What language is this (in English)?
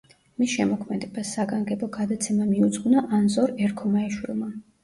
Georgian